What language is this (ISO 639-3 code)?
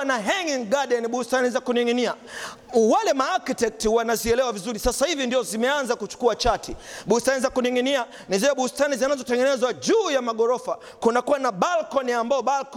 swa